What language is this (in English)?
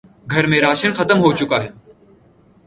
Urdu